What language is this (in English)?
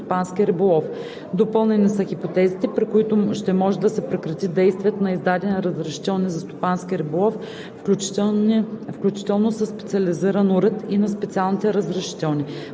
Bulgarian